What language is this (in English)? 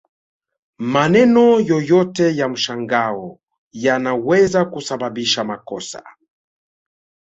Swahili